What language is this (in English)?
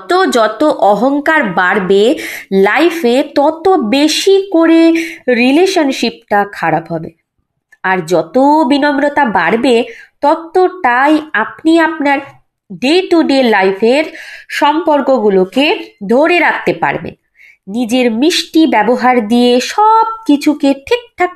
Bangla